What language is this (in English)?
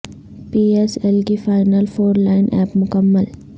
Urdu